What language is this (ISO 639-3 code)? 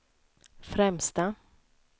swe